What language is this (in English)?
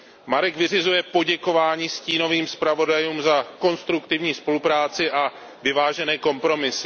Czech